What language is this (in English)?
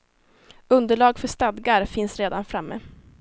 Swedish